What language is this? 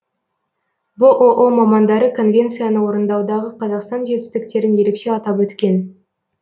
Kazakh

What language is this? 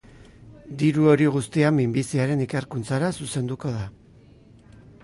Basque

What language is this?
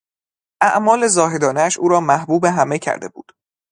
Persian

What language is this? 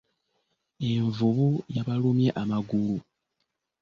Ganda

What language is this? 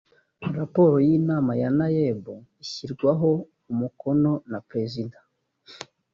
Kinyarwanda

